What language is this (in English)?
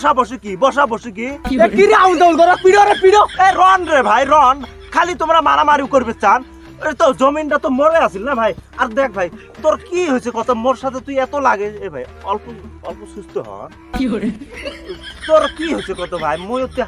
Arabic